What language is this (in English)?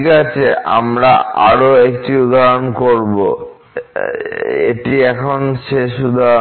Bangla